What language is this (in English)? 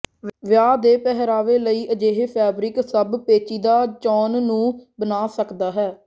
Punjabi